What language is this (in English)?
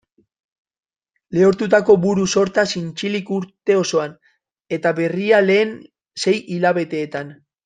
Basque